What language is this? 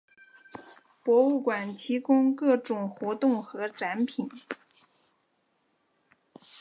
Chinese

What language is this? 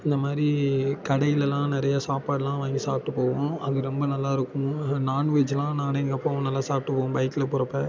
Tamil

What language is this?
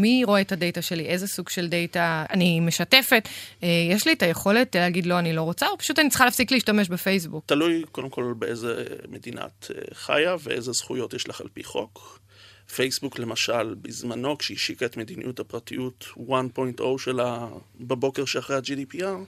Hebrew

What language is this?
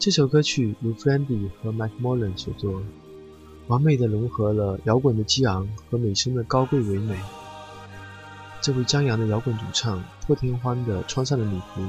Chinese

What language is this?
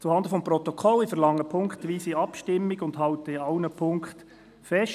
Swiss German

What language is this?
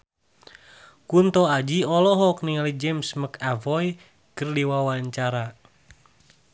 Sundanese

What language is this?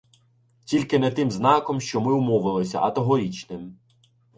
Ukrainian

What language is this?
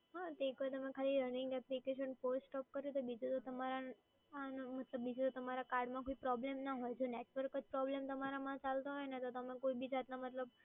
Gujarati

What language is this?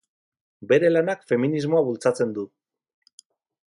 Basque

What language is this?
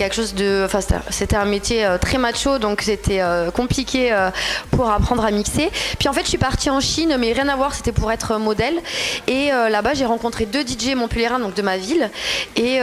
French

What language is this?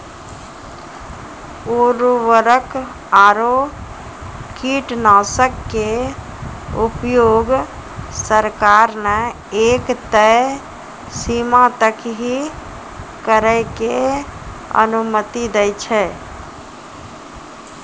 Maithili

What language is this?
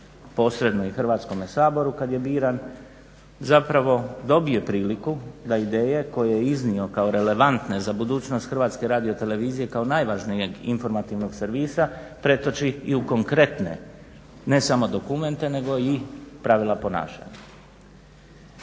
Croatian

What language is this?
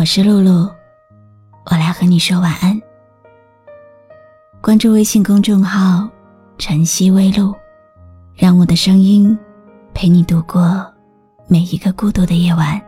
Chinese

